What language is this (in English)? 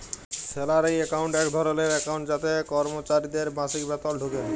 Bangla